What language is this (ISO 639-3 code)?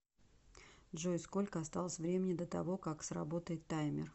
rus